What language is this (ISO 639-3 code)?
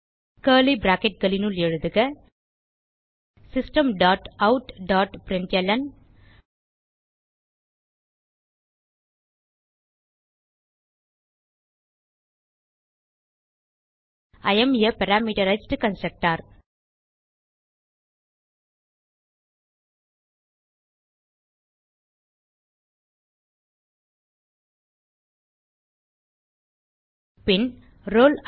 tam